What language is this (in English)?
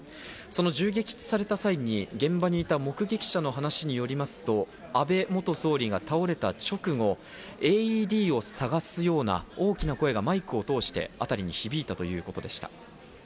Japanese